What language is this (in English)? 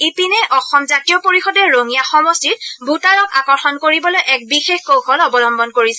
Assamese